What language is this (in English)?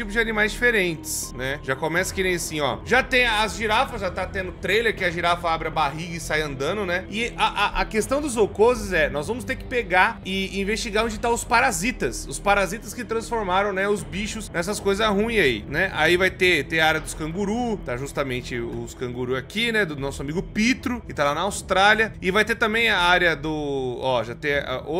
Portuguese